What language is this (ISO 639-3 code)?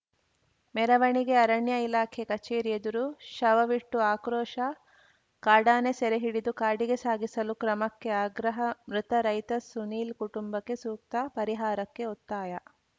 kan